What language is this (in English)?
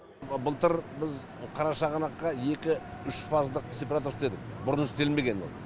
Kazakh